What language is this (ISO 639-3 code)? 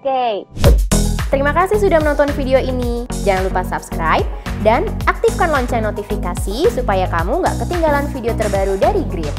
ind